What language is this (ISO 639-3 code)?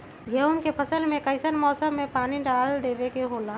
mag